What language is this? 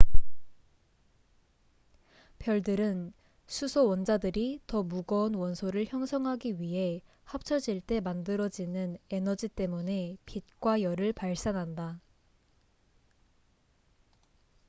Korean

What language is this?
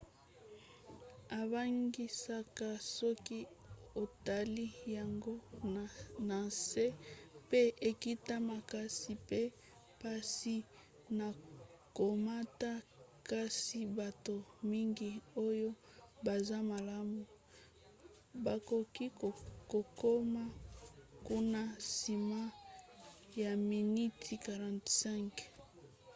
Lingala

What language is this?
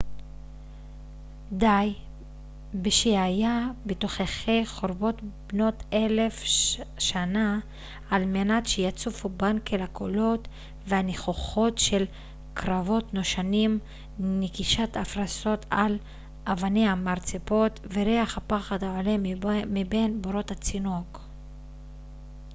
Hebrew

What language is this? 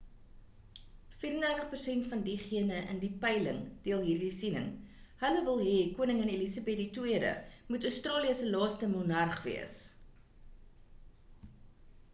Afrikaans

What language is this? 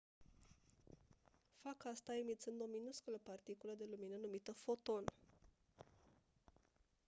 Romanian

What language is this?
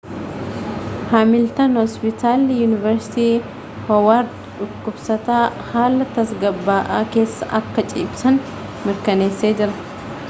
Oromo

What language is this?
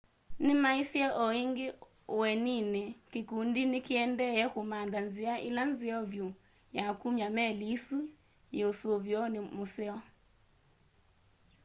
Kamba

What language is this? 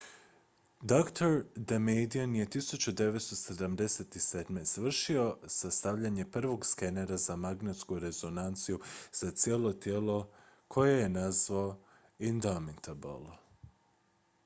Croatian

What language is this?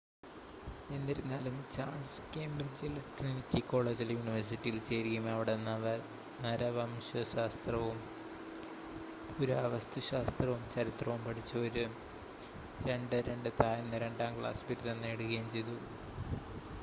Malayalam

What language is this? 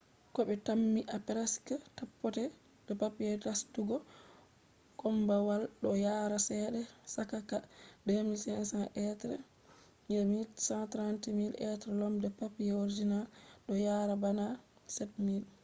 Fula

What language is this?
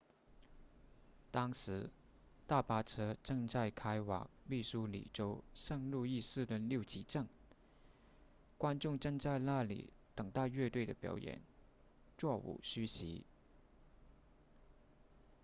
Chinese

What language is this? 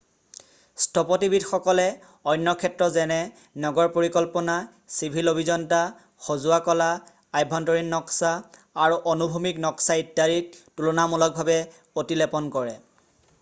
Assamese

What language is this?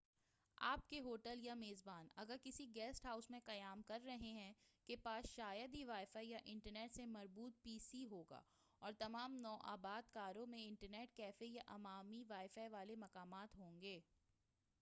Urdu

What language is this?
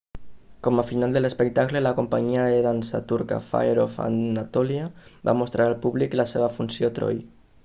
Catalan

